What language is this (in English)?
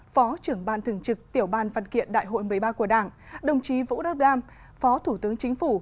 Vietnamese